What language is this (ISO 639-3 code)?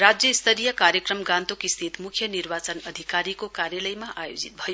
nep